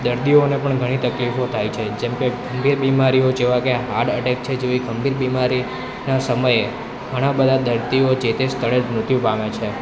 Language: Gujarati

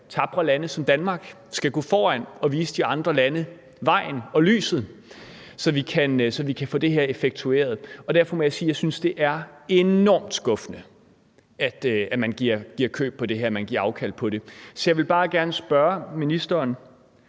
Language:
Danish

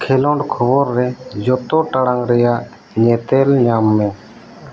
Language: Santali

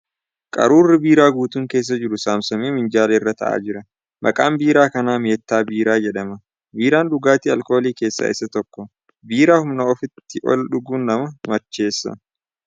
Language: Oromo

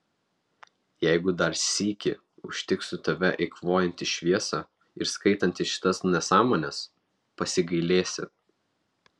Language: Lithuanian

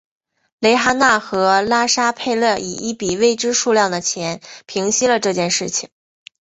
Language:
Chinese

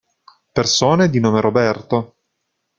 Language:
Italian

